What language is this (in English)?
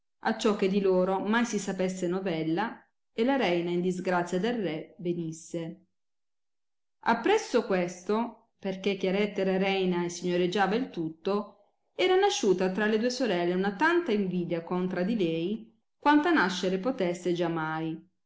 Italian